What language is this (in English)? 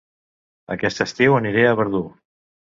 Catalan